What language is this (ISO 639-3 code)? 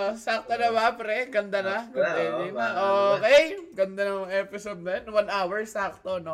fil